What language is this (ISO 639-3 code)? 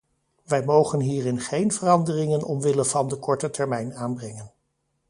nld